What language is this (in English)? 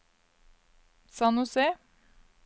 Norwegian